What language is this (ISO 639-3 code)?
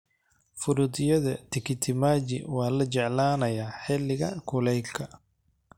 som